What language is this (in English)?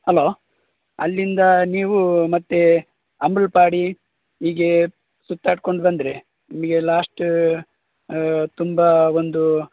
Kannada